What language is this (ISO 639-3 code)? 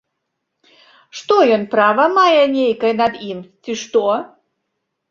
bel